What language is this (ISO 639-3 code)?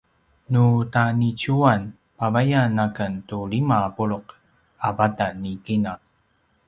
pwn